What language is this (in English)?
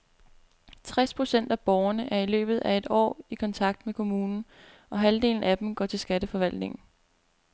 Danish